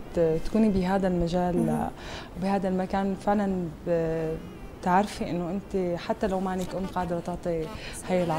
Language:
Arabic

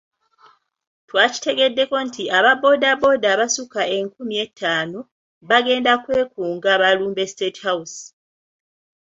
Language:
Ganda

